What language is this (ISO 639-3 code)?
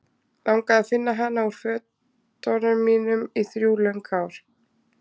isl